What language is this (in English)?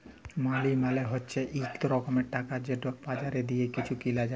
Bangla